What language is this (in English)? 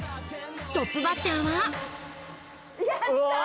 Japanese